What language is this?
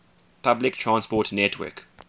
English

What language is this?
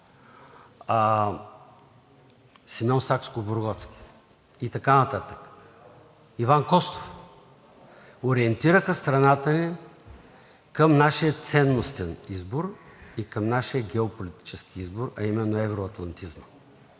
Bulgarian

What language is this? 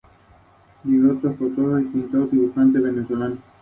Spanish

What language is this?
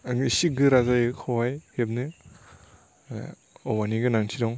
Bodo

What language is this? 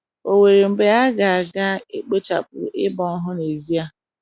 Igbo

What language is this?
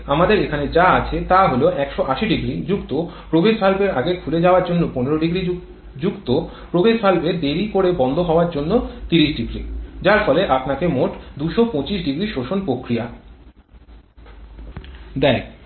Bangla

